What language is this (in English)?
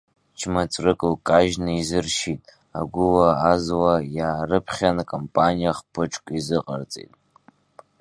Abkhazian